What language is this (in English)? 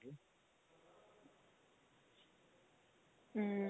Punjabi